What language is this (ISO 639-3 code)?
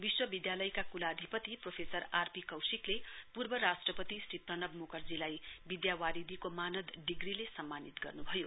nep